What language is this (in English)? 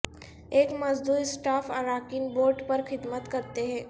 Urdu